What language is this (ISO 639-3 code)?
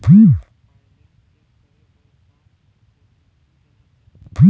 hne